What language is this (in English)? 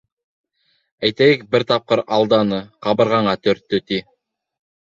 Bashkir